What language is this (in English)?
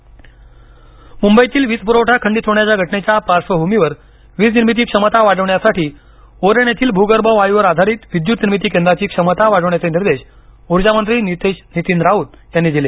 Marathi